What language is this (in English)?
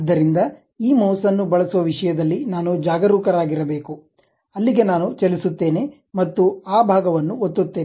Kannada